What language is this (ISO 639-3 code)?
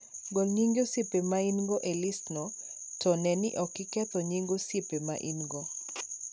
luo